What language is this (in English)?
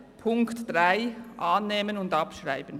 Swiss German